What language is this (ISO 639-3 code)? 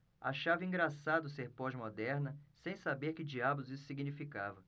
por